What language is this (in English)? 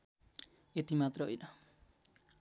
Nepali